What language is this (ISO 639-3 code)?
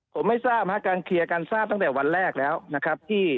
tha